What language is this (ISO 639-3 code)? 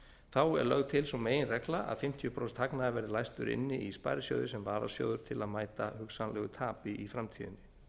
isl